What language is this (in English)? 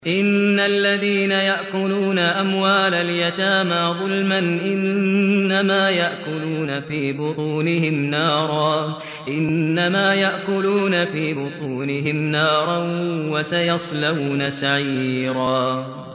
Arabic